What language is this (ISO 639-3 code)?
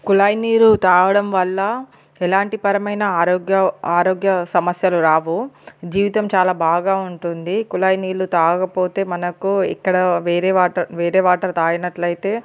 tel